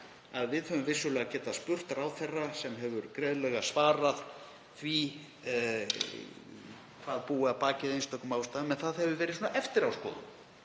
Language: Icelandic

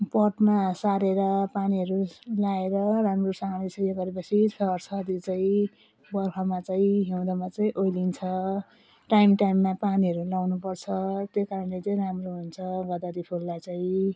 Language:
Nepali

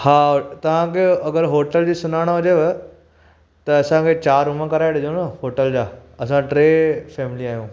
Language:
Sindhi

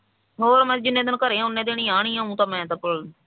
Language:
Punjabi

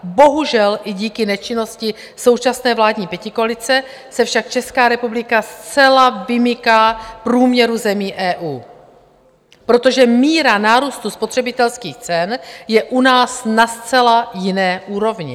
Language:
Czech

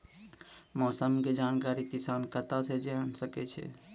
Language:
Maithili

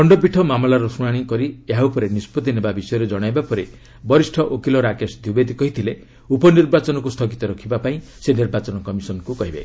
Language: Odia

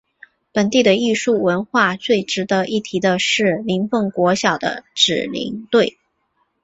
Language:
Chinese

